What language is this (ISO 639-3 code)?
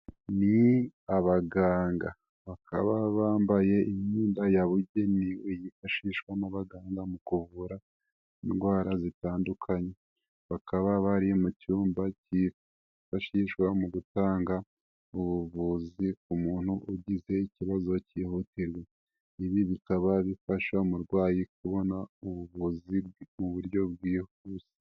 kin